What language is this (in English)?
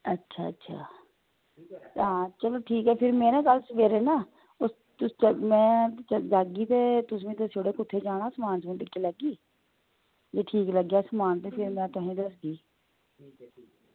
Dogri